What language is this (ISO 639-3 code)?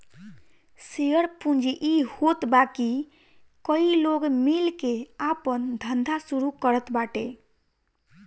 bho